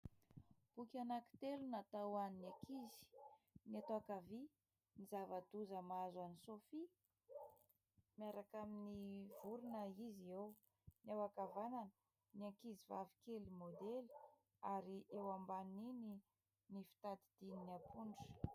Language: Malagasy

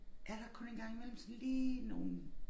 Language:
Danish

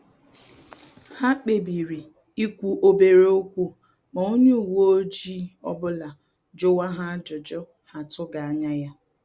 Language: Igbo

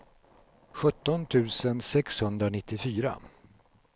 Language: Swedish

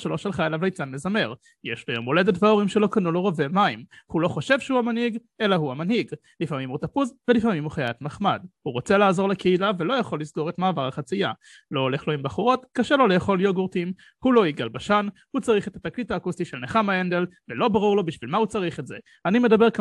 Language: Hebrew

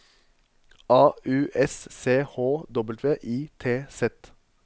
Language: Norwegian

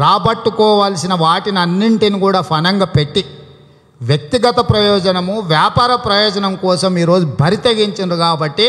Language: Telugu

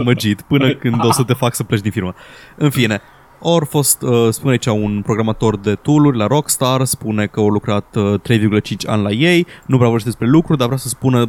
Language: Romanian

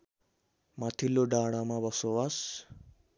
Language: Nepali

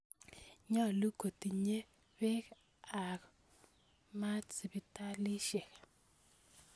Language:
Kalenjin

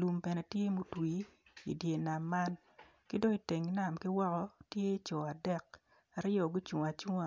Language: Acoli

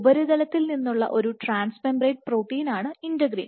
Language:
Malayalam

